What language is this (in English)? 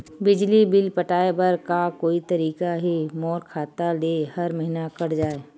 Chhattisgarhi